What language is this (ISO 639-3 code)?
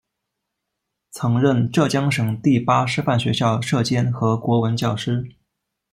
zho